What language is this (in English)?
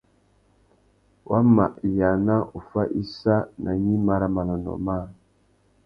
Tuki